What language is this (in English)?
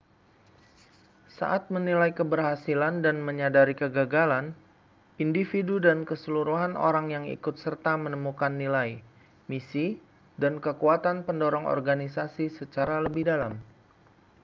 Indonesian